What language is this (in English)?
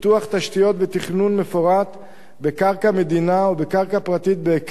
Hebrew